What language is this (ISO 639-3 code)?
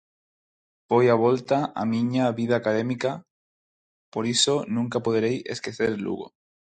glg